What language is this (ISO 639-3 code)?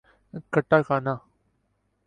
urd